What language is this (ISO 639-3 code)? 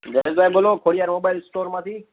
guj